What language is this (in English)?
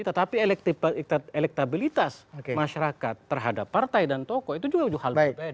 Indonesian